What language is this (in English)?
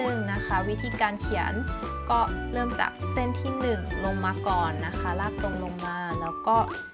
Thai